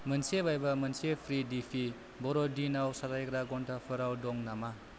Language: Bodo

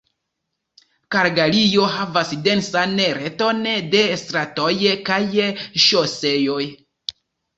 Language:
Esperanto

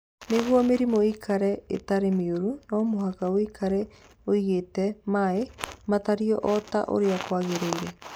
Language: Kikuyu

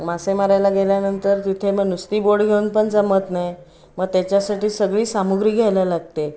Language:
Marathi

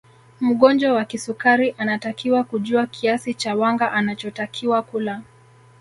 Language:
Swahili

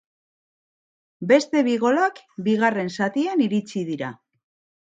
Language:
Basque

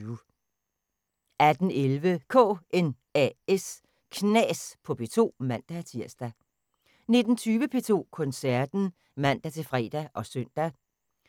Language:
Danish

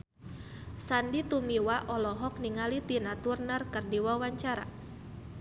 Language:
Sundanese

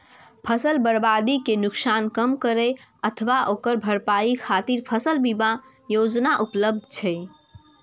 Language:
Maithili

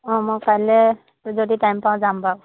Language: Assamese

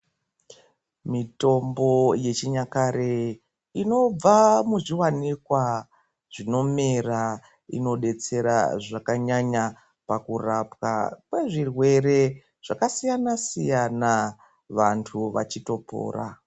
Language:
Ndau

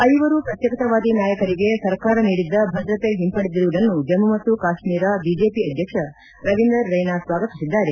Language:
Kannada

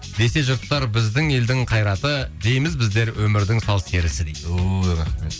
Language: Kazakh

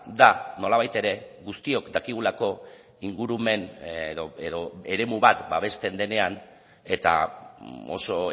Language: Basque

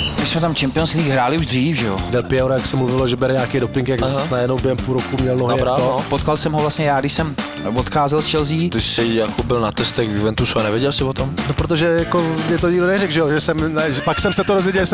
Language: Slovak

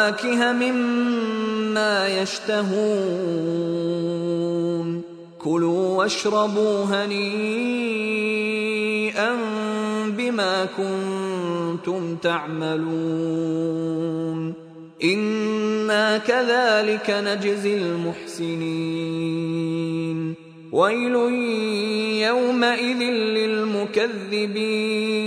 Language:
Filipino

